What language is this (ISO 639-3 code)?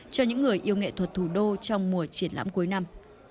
vie